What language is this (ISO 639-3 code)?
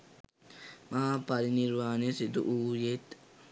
sin